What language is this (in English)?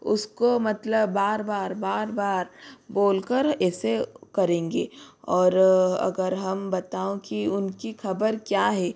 Hindi